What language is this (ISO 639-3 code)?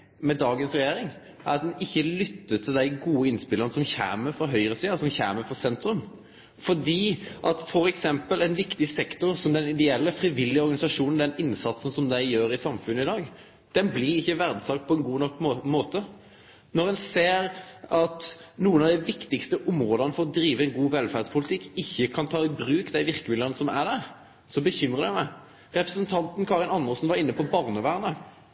nno